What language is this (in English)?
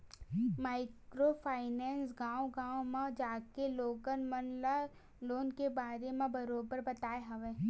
Chhattisgarhi